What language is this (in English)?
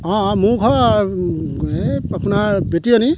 Assamese